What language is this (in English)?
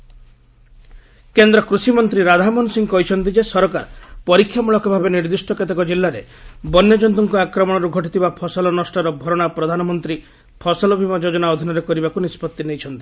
Odia